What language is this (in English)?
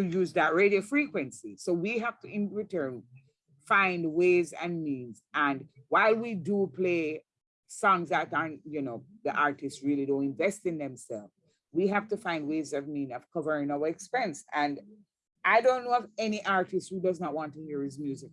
English